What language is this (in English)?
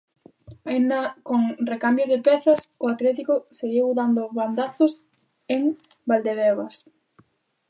Galician